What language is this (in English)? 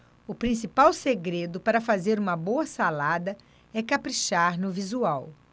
Portuguese